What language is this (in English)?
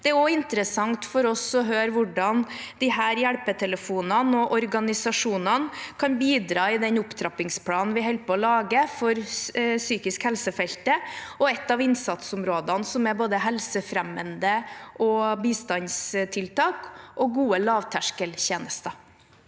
Norwegian